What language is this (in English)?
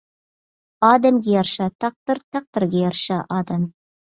Uyghur